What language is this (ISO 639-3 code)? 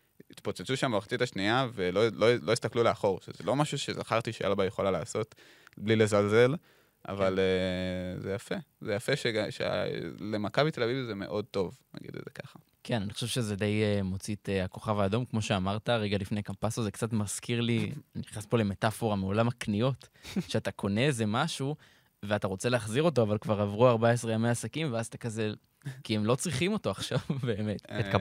heb